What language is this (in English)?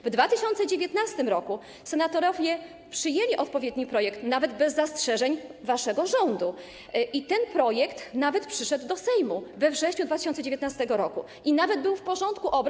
Polish